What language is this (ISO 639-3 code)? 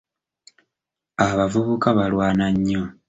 lug